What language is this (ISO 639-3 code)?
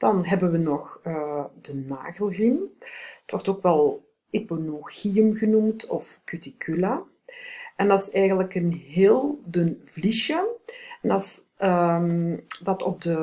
nld